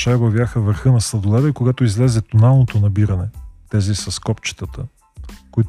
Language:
Bulgarian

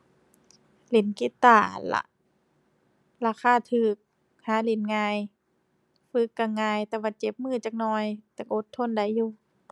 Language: Thai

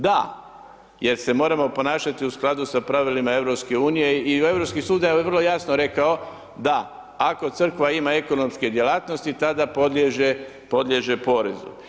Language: Croatian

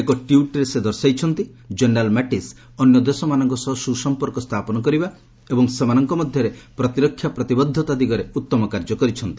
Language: Odia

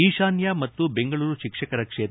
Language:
Kannada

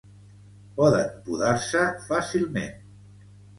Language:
Catalan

